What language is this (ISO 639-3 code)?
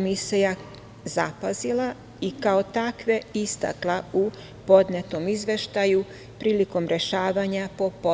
srp